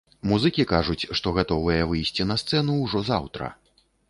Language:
Belarusian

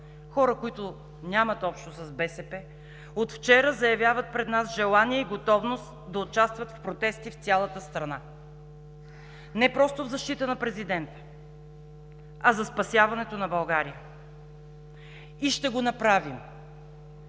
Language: Bulgarian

